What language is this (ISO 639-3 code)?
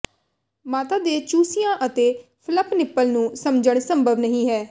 pan